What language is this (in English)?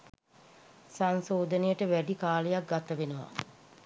Sinhala